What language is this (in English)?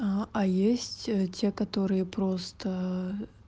Russian